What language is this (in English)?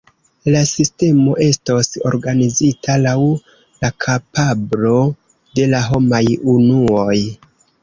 Esperanto